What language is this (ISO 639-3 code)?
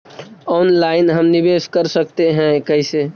mag